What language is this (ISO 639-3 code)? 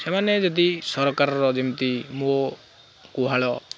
ori